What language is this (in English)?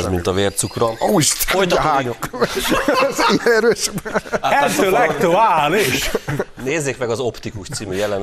Hungarian